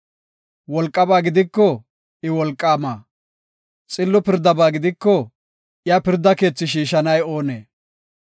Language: Gofa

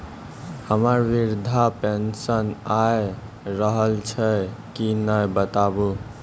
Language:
Maithili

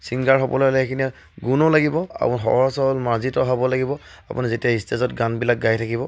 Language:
Assamese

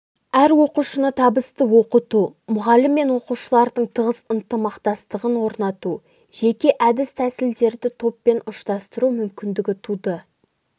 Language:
Kazakh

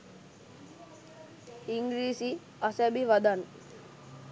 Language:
Sinhala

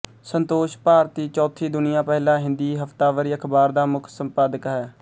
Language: Punjabi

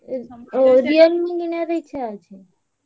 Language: Odia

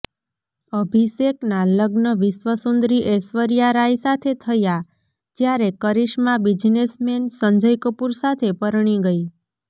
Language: Gujarati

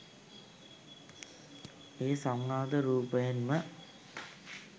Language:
Sinhala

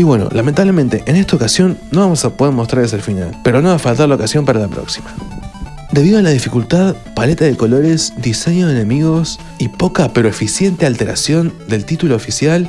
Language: Spanish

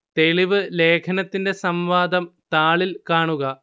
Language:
Malayalam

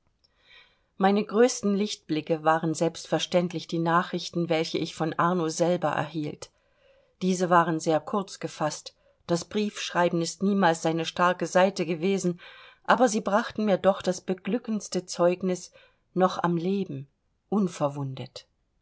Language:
German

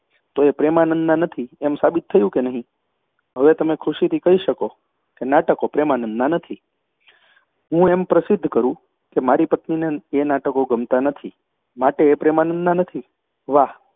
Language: Gujarati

